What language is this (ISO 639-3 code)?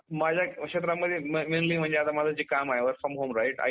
mar